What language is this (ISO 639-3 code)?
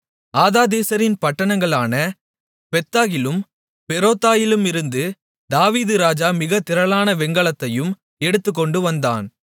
tam